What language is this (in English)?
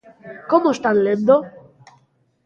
Galician